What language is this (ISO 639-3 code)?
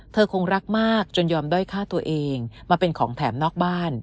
tha